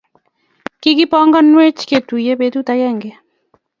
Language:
Kalenjin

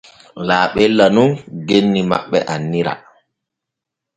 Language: Borgu Fulfulde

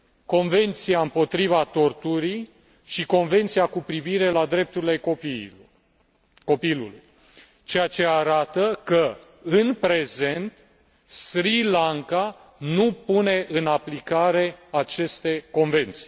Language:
Romanian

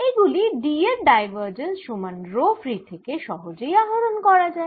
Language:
Bangla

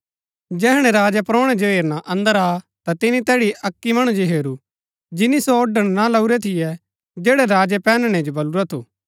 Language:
Gaddi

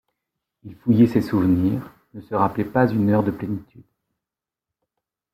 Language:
French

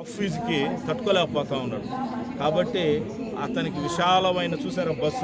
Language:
Romanian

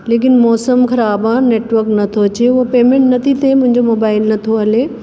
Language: Sindhi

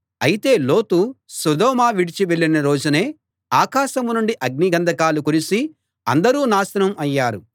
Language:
Telugu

